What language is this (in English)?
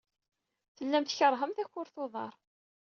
Kabyle